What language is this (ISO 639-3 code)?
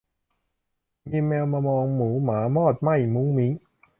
tha